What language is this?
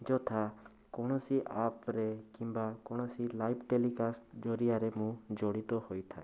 Odia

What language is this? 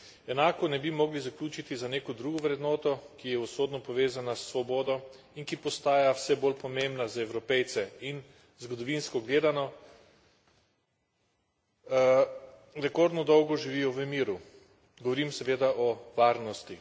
Slovenian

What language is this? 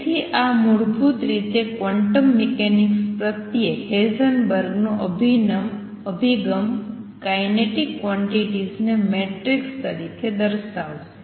Gujarati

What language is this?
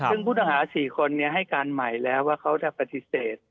Thai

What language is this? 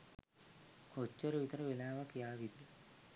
Sinhala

